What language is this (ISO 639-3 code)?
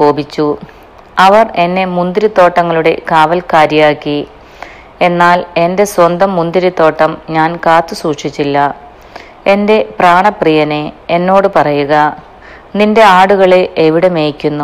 mal